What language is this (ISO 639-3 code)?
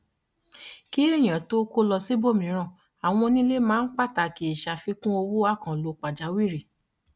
yor